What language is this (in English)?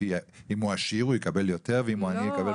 Hebrew